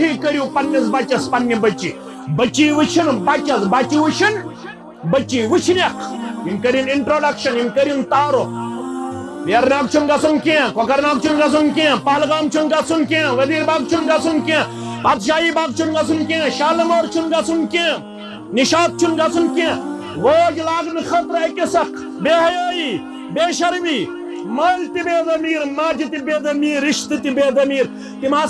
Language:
Urdu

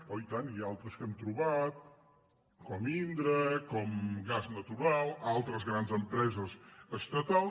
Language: Catalan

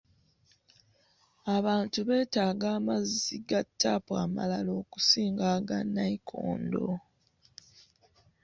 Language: Ganda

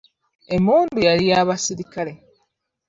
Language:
Ganda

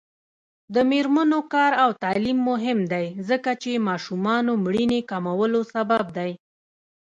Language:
Pashto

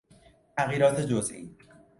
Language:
Persian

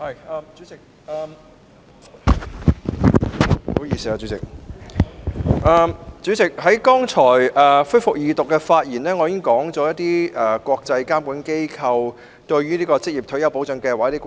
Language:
Cantonese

